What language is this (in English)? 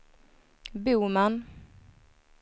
Swedish